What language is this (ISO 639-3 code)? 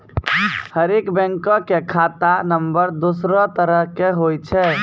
mai